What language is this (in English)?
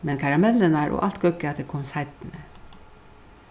Faroese